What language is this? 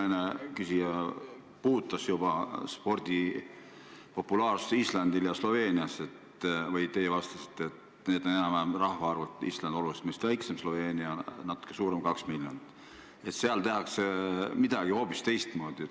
Estonian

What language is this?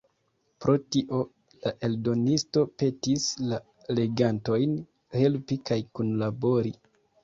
Esperanto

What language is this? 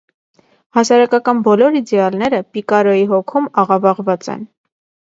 Armenian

